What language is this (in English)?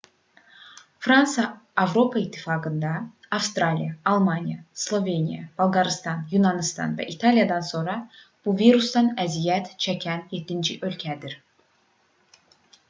Azerbaijani